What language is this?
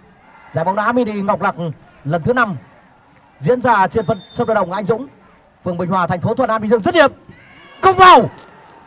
Vietnamese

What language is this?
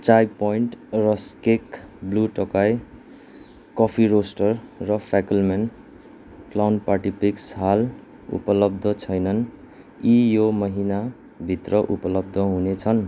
Nepali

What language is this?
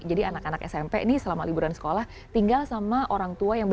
Indonesian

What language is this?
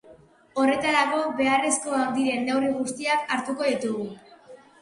Basque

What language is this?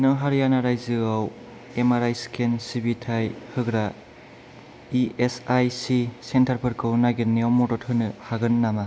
Bodo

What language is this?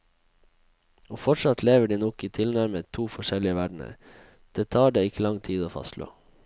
Norwegian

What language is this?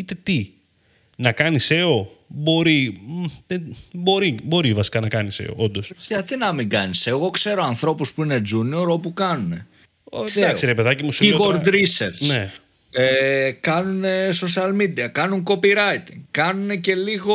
Greek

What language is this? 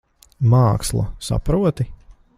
Latvian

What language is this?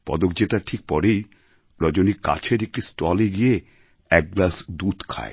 Bangla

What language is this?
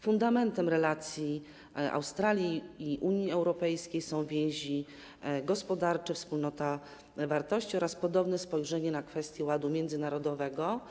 Polish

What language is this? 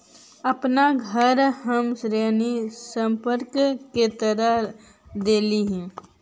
Magahi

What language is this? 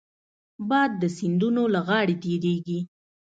Pashto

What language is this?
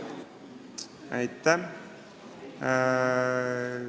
Estonian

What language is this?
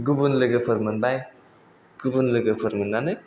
Bodo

